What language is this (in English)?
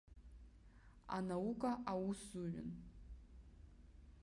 Abkhazian